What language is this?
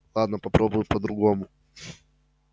Russian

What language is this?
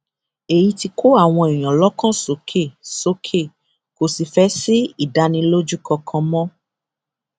Yoruba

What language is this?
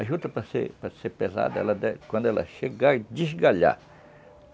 Portuguese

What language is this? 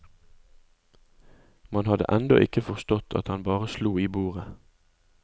Norwegian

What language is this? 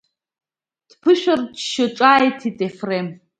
Abkhazian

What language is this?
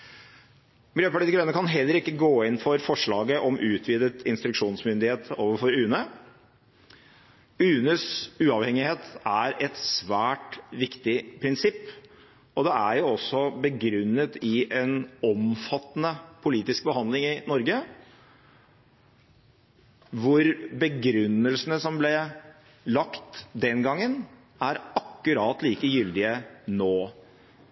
Norwegian Bokmål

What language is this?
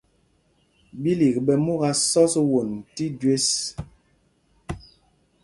Mpumpong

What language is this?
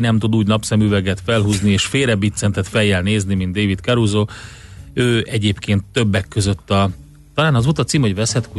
Hungarian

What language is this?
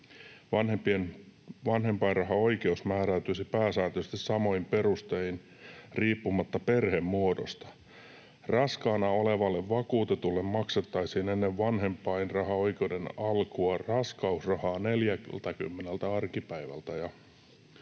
Finnish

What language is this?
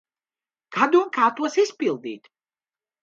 Latvian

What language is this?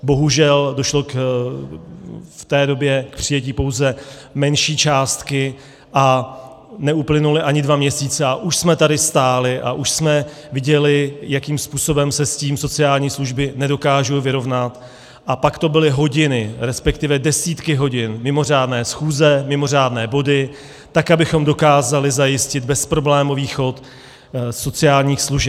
Czech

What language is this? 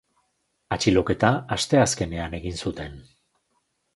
Basque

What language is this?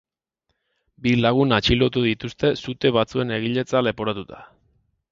Basque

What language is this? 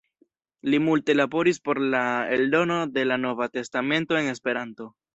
Esperanto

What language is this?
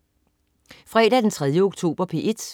Danish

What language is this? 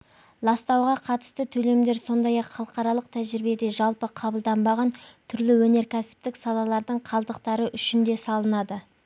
Kazakh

